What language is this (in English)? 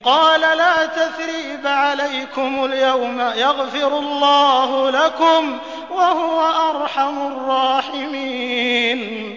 Arabic